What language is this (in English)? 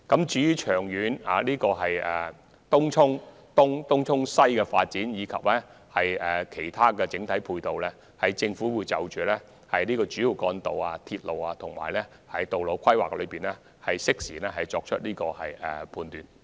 Cantonese